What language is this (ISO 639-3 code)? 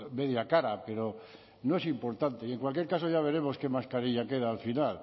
spa